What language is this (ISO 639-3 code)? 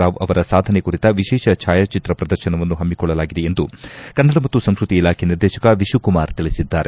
kan